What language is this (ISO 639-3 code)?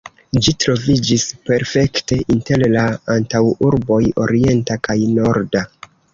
epo